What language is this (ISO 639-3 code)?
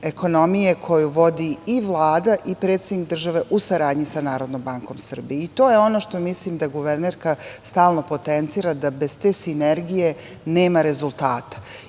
srp